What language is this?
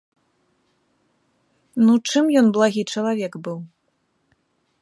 Belarusian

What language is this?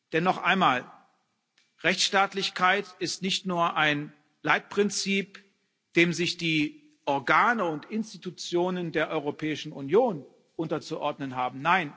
German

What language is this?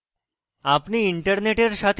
Bangla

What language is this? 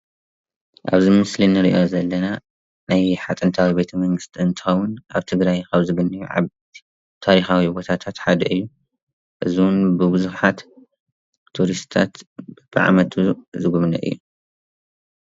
Tigrinya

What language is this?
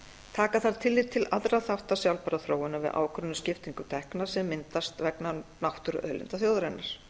Icelandic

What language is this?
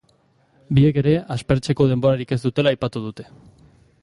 Basque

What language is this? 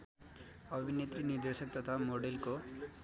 Nepali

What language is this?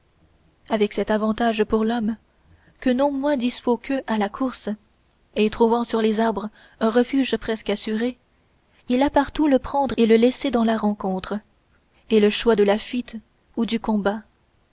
French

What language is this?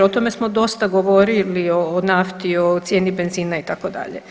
Croatian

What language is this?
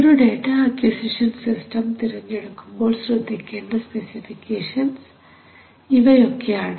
Malayalam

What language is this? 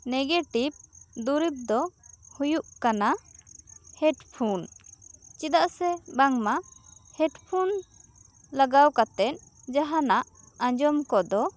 Santali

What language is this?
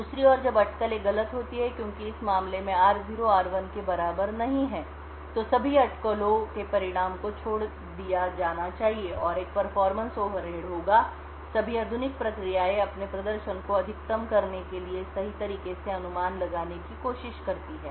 Hindi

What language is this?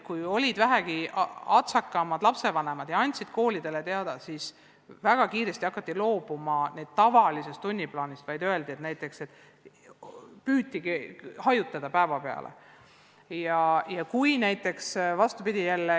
Estonian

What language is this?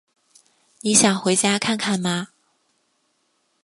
Chinese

